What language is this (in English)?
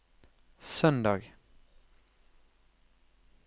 Norwegian